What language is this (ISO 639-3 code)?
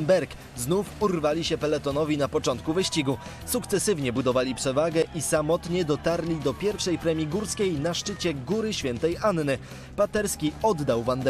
pol